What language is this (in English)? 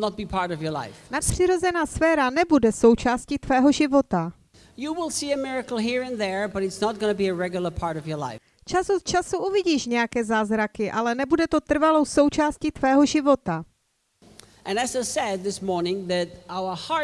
Czech